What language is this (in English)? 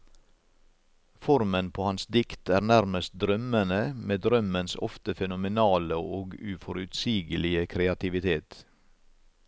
Norwegian